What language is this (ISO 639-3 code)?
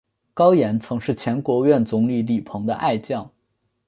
zho